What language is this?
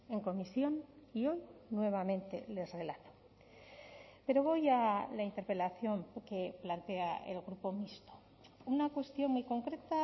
Spanish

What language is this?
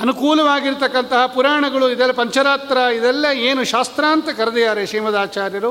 Kannada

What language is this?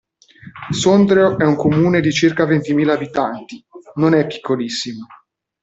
Italian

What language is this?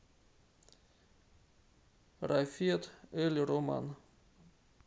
Russian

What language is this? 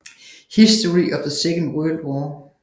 Danish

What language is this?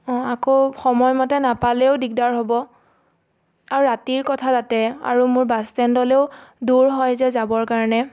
Assamese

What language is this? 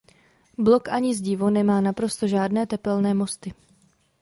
Czech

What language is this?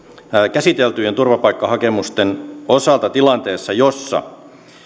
Finnish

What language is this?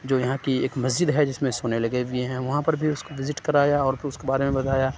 Urdu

